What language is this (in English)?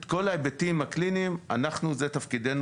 Hebrew